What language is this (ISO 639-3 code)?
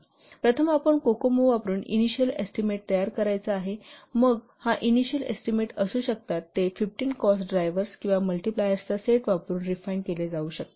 mar